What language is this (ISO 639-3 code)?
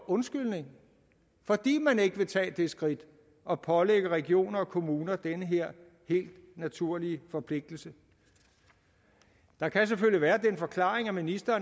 dan